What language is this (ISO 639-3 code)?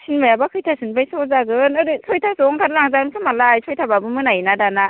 brx